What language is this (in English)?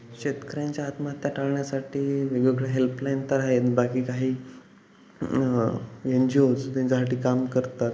Marathi